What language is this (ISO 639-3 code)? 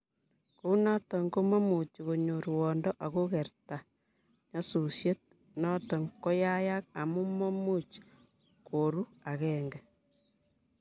kln